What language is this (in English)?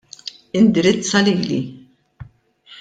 Maltese